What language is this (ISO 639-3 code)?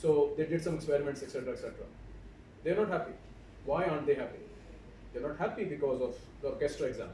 eng